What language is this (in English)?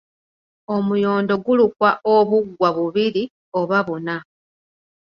Ganda